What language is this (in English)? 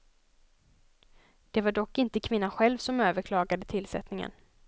Swedish